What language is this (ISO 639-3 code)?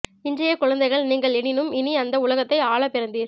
tam